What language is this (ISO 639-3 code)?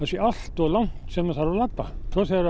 isl